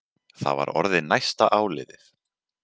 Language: Icelandic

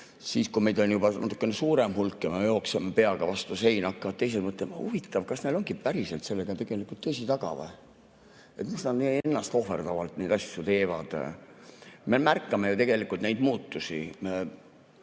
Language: Estonian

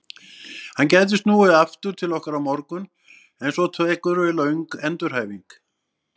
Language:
Icelandic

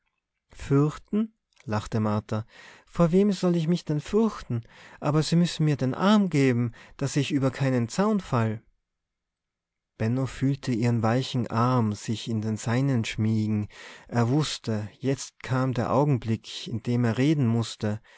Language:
German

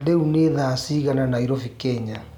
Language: Kikuyu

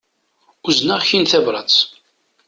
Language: Kabyle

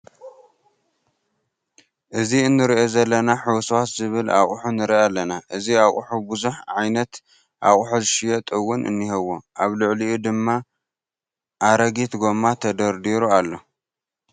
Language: Tigrinya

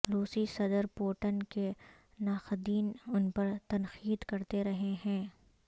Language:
Urdu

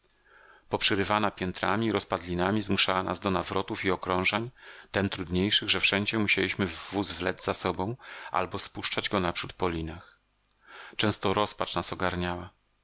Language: Polish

